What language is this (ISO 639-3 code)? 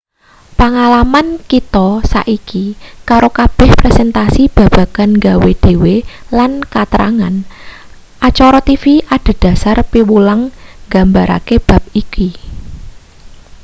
jav